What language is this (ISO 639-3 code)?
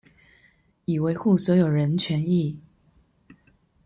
zho